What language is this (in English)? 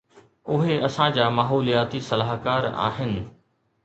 Sindhi